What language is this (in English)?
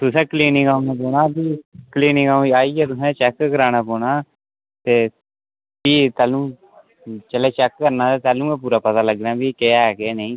Dogri